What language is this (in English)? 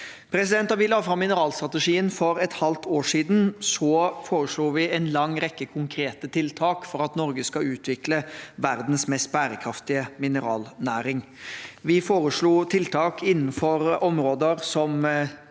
Norwegian